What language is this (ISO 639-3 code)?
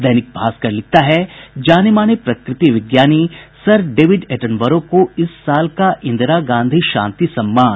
hin